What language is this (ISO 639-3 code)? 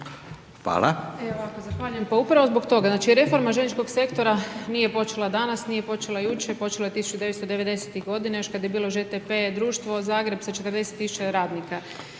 hrv